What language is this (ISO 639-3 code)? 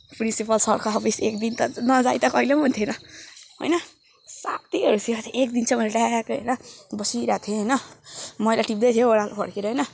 nep